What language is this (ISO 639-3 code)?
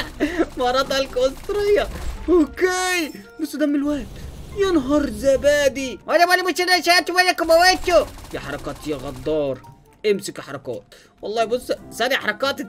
ara